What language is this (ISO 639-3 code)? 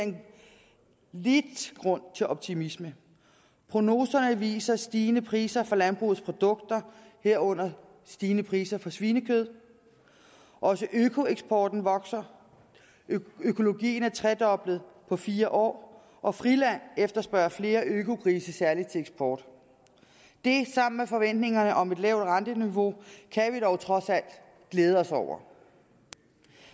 dan